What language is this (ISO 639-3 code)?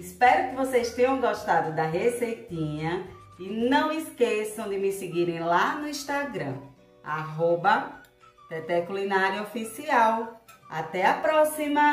por